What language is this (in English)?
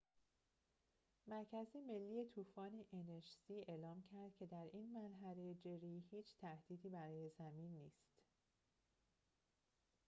Persian